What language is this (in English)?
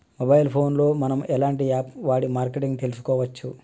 Telugu